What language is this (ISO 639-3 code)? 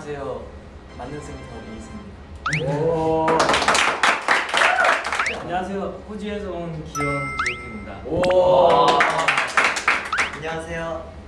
kor